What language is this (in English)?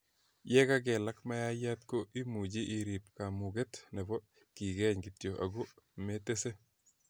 Kalenjin